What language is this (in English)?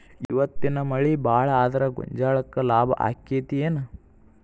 Kannada